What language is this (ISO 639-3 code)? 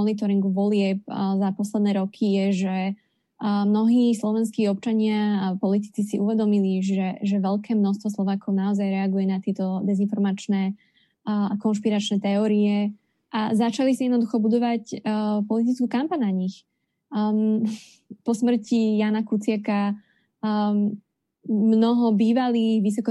slk